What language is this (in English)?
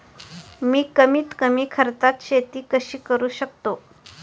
Marathi